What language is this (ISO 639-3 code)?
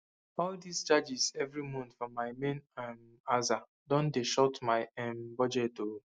pcm